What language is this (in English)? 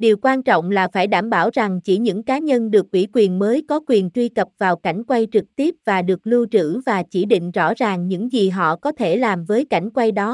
Vietnamese